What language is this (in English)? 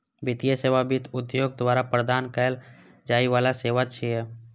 Maithili